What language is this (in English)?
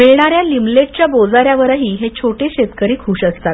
Marathi